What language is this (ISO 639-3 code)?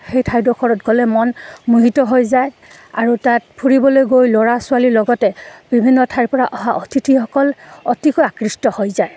asm